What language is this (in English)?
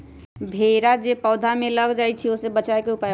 Magahi